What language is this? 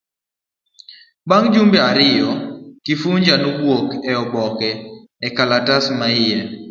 Luo (Kenya and Tanzania)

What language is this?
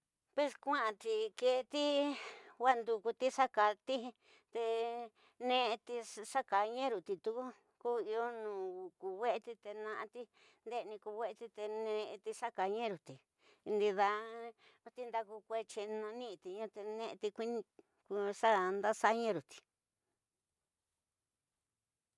Tidaá Mixtec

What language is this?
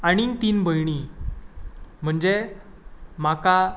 Konkani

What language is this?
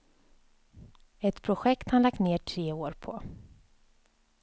Swedish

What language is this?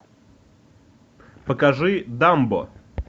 Russian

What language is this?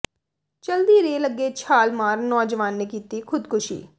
Punjabi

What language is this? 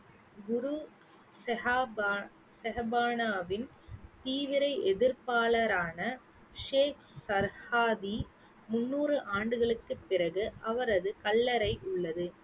Tamil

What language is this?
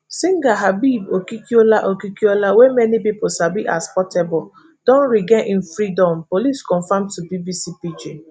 Nigerian Pidgin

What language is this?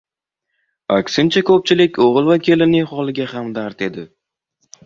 Uzbek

